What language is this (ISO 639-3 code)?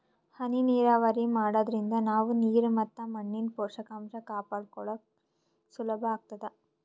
kan